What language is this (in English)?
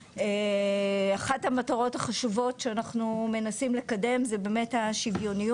Hebrew